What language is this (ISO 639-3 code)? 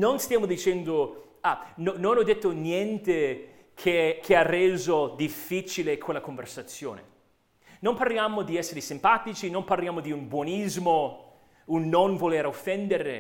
ita